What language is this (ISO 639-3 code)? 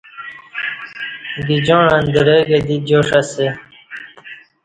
bsh